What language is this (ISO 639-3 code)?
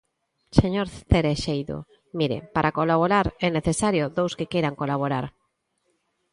glg